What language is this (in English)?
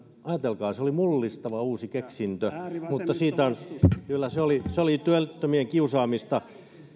Finnish